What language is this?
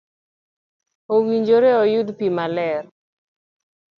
Luo (Kenya and Tanzania)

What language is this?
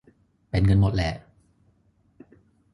Thai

